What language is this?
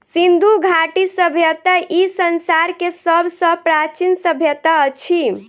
Maithili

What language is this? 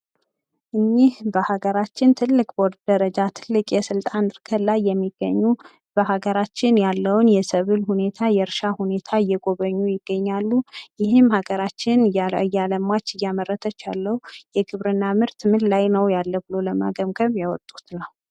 Amharic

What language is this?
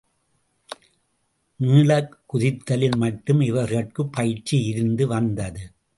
Tamil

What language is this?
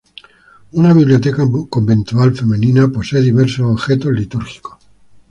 Spanish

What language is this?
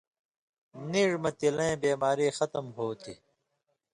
Indus Kohistani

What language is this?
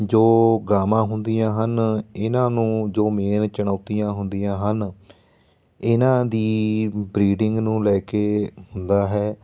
Punjabi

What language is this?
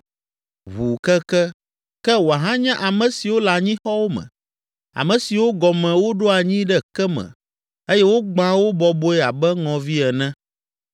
Ewe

